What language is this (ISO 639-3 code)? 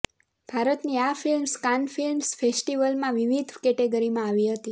guj